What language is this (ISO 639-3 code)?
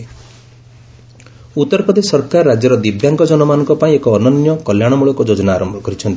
ori